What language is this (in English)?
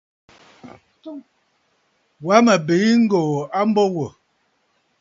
Bafut